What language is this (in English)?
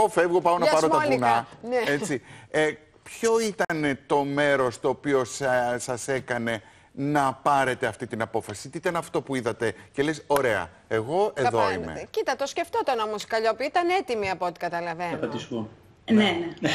Greek